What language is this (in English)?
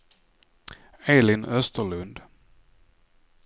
Swedish